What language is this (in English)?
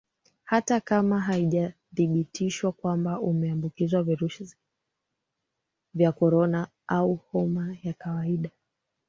Swahili